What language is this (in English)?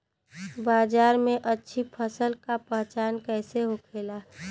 Bhojpuri